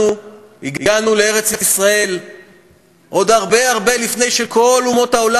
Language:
Hebrew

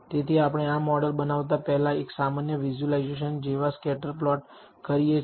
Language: Gujarati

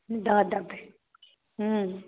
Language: Maithili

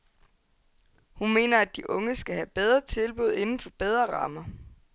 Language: Danish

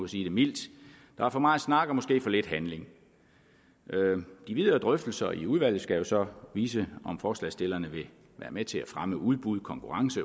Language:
Danish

